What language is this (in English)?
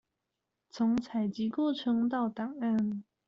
Chinese